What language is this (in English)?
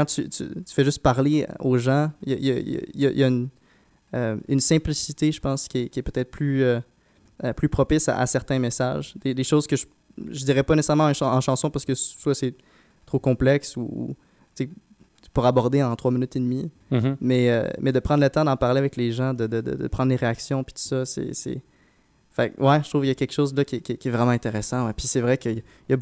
French